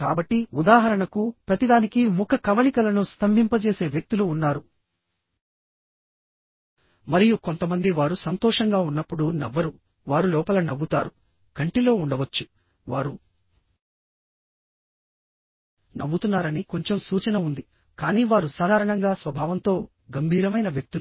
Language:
Telugu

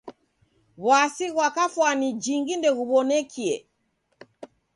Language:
Taita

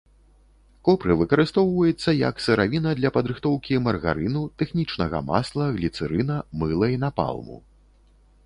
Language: Belarusian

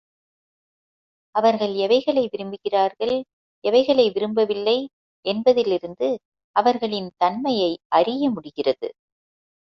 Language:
Tamil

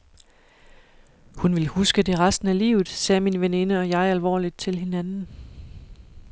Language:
Danish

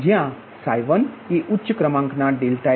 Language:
Gujarati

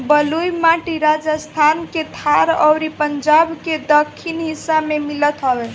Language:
Bhojpuri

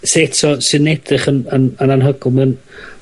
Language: Welsh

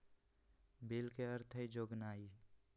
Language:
Magahi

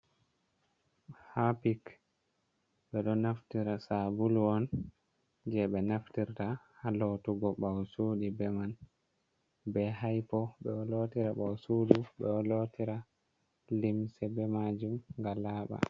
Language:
Fula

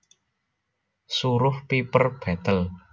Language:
Javanese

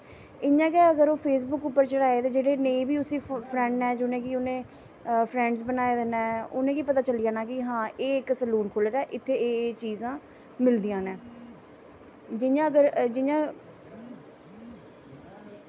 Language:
Dogri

